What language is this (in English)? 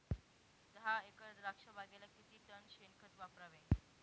Marathi